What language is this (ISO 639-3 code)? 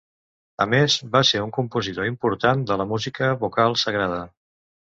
cat